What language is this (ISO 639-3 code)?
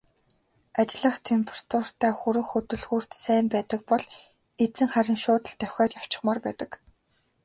mon